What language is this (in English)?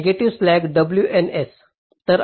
Marathi